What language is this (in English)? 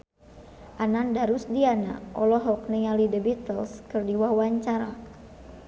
Sundanese